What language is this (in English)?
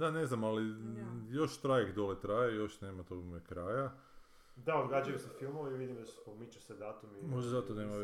Croatian